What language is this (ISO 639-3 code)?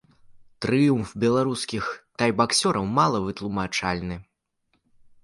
bel